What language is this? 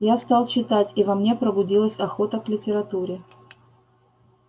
Russian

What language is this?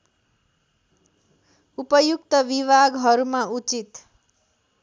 Nepali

